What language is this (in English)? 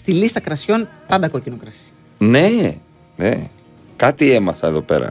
Greek